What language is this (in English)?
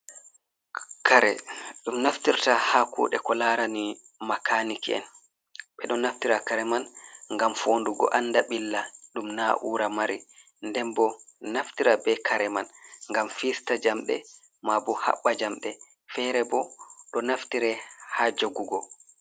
Fula